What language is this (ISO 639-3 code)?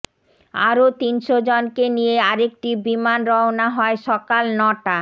ben